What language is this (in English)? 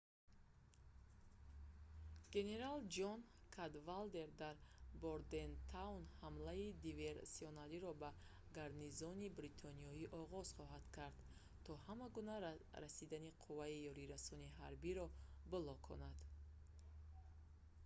Tajik